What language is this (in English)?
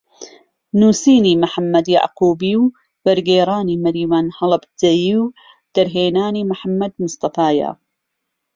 Central Kurdish